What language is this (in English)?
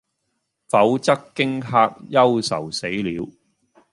Cantonese